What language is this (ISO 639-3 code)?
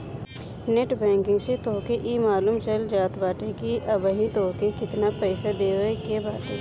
bho